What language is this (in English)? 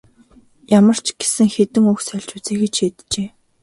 Mongolian